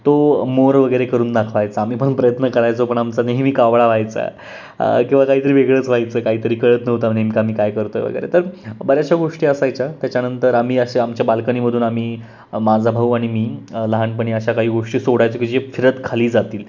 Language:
Marathi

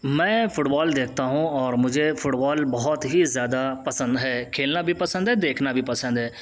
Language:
Urdu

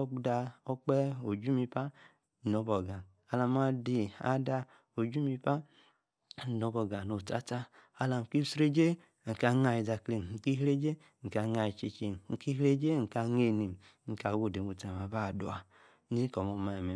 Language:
Yace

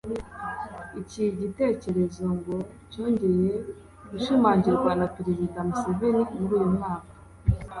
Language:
Kinyarwanda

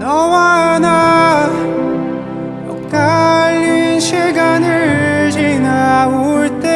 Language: Korean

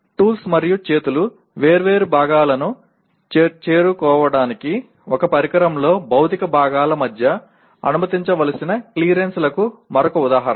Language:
Telugu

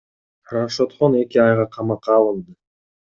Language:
Kyrgyz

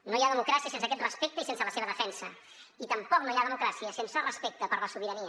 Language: Catalan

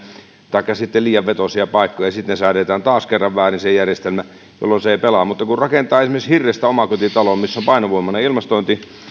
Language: Finnish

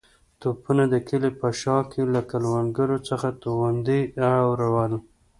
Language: Pashto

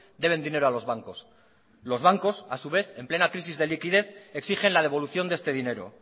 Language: Spanish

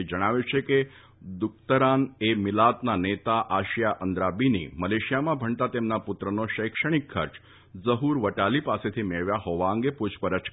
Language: Gujarati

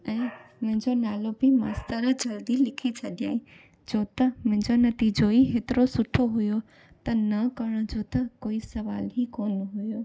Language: Sindhi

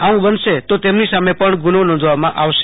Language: Gujarati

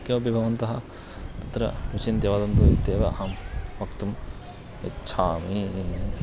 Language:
Sanskrit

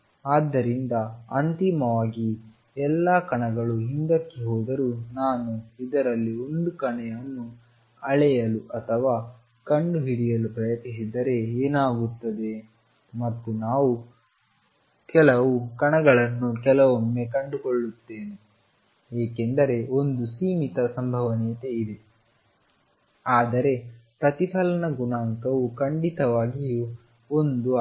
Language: Kannada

